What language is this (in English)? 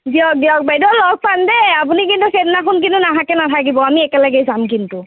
Assamese